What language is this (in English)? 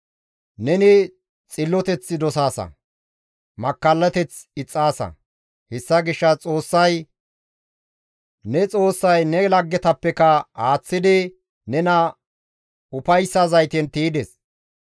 Gamo